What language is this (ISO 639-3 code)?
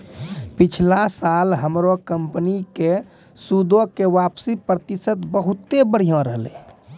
mai